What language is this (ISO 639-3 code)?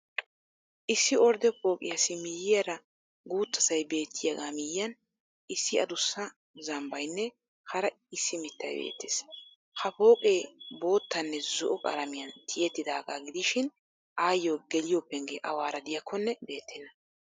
wal